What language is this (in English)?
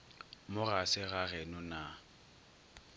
Northern Sotho